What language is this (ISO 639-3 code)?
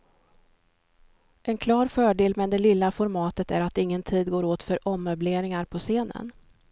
swe